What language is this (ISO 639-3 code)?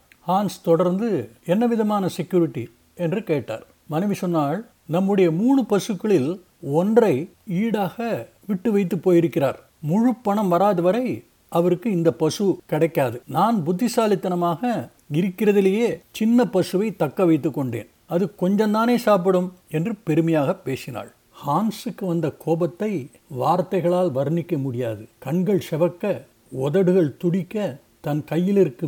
tam